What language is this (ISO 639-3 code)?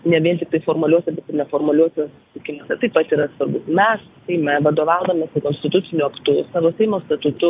lit